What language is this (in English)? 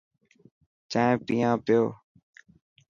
Dhatki